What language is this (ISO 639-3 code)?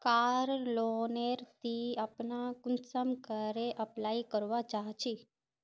mag